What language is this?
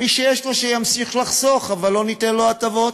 Hebrew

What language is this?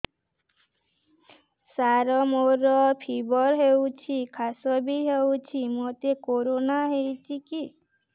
Odia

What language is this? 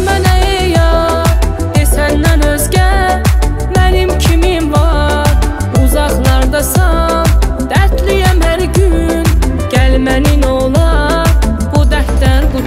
Turkish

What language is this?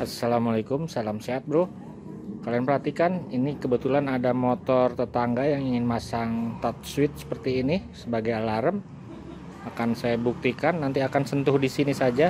Indonesian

